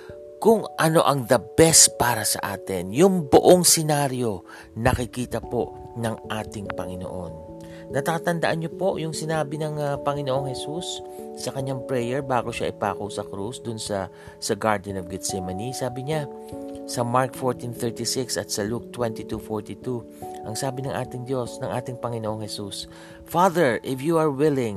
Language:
Filipino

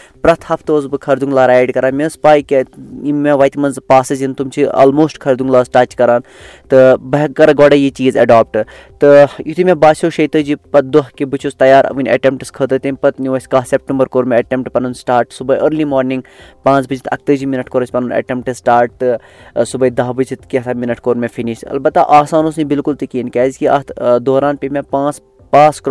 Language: Urdu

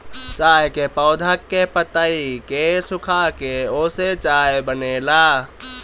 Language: Bhojpuri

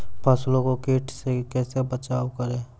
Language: Maithili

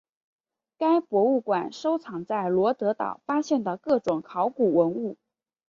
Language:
Chinese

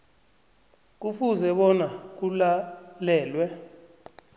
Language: South Ndebele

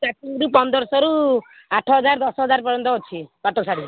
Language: Odia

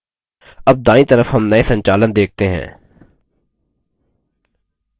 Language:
Hindi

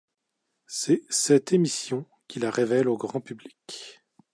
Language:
French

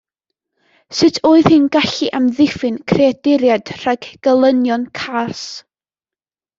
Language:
Welsh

